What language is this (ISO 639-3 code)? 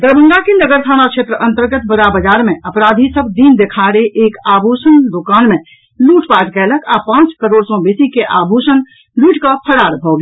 mai